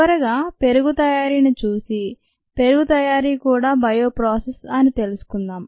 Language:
Telugu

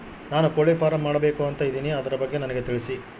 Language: Kannada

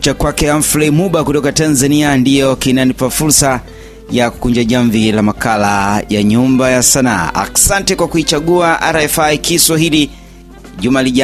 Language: Swahili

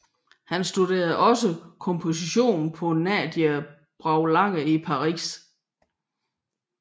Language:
Danish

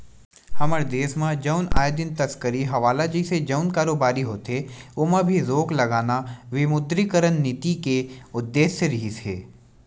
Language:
Chhattisgarhi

